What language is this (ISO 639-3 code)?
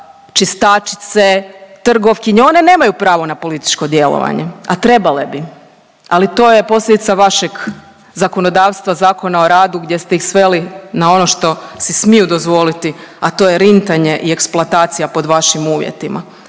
hrv